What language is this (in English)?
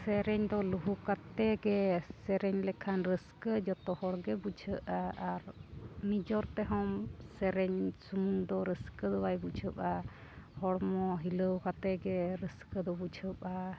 Santali